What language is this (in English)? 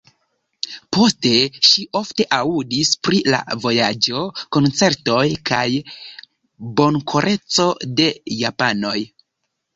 Esperanto